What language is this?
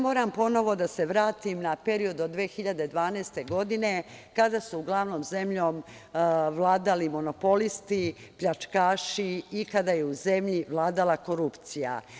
Serbian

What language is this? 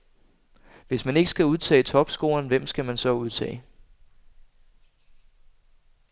Danish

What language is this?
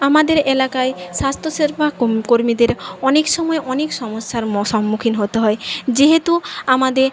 Bangla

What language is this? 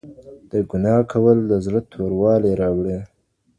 Pashto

